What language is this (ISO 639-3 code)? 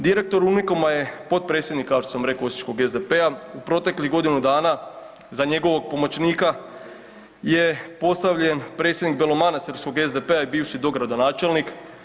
hrv